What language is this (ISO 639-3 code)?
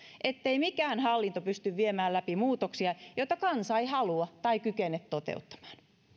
fin